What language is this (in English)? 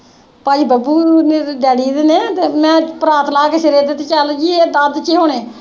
Punjabi